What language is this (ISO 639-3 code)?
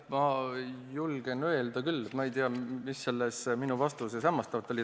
est